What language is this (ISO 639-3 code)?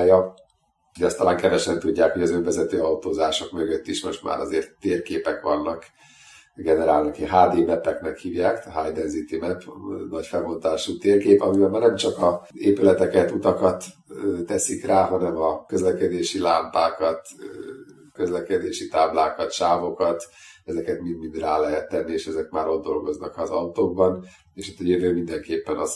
hun